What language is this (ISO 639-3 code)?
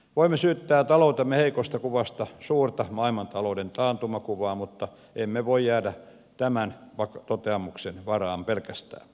fin